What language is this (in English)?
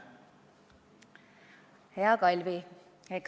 Estonian